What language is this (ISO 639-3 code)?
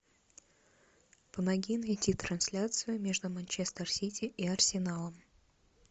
rus